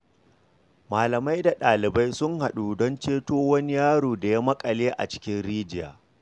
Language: Hausa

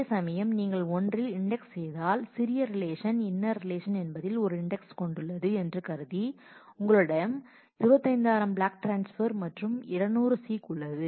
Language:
Tamil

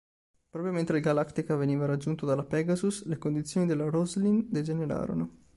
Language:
Italian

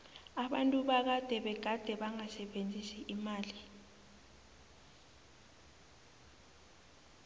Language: South Ndebele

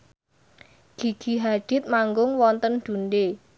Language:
Javanese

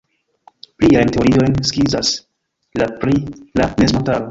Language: Esperanto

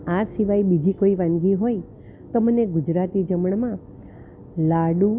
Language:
Gujarati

